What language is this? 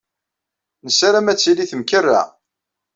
Kabyle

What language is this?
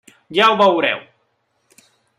Catalan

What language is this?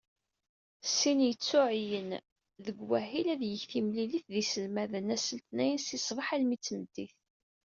Kabyle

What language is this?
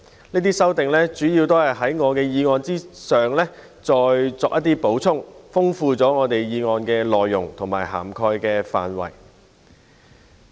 Cantonese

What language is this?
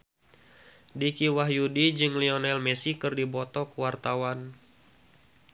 Sundanese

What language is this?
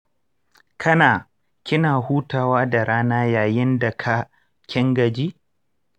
Hausa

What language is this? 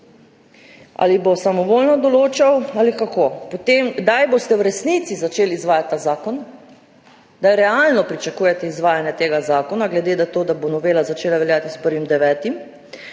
Slovenian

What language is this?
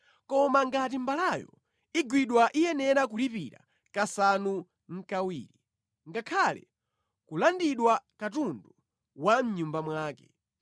Nyanja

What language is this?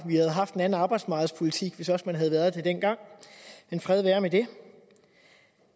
Danish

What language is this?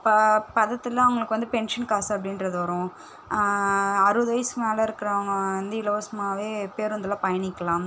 Tamil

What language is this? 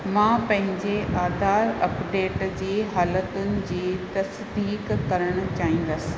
Sindhi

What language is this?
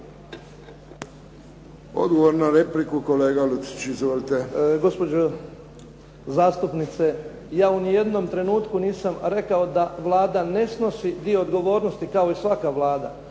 Croatian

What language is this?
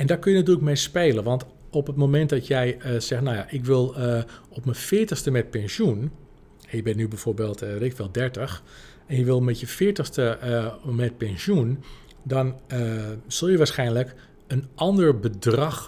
Dutch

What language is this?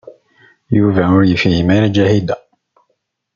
Kabyle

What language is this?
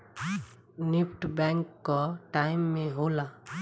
Bhojpuri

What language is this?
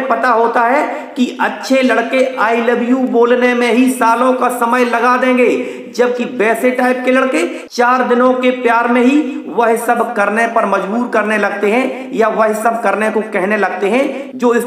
Hindi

